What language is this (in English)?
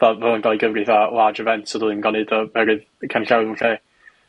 Welsh